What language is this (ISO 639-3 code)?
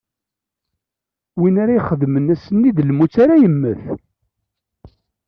kab